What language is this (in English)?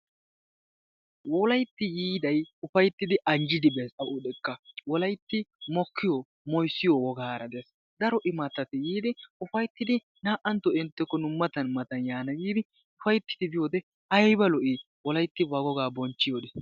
Wolaytta